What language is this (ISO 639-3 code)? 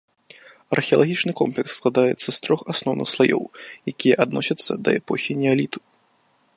bel